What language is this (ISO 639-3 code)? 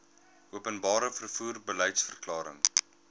afr